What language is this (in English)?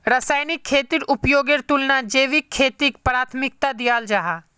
Magahi